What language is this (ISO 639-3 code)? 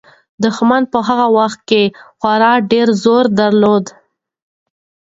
pus